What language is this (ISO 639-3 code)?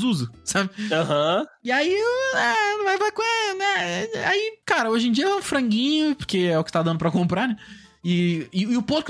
por